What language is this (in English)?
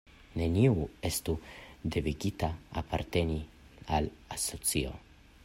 Esperanto